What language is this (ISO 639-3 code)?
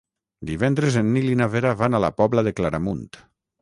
cat